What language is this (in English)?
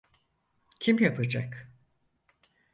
Turkish